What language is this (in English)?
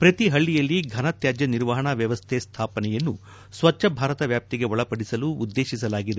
Kannada